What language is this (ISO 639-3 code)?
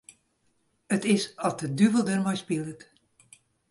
fry